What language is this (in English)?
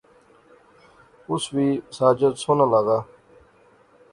Pahari-Potwari